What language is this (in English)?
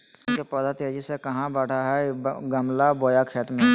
Magahi